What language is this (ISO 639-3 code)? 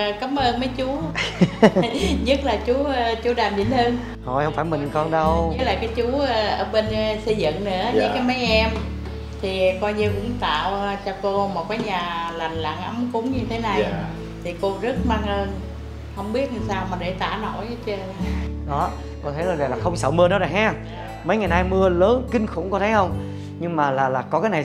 vie